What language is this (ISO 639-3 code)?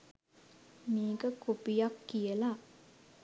sin